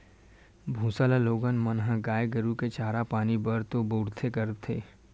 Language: Chhattisgarhi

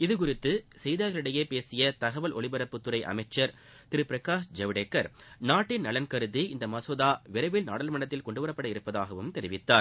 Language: Tamil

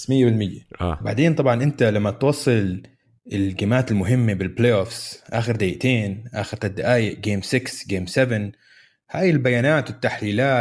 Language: Arabic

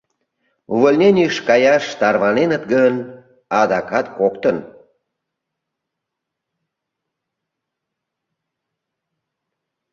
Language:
Mari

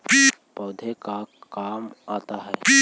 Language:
Magahi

